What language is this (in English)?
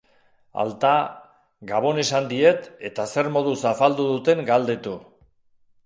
Basque